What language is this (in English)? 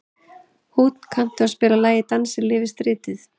Icelandic